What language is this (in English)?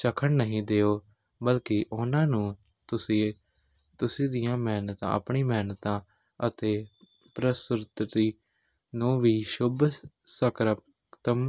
Punjabi